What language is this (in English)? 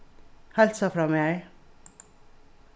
Faroese